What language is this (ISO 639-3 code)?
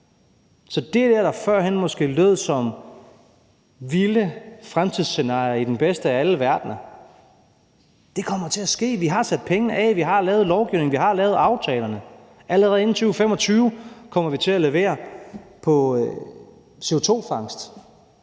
dan